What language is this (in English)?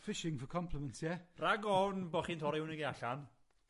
Welsh